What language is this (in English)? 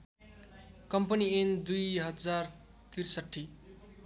Nepali